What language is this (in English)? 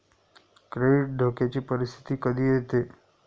Marathi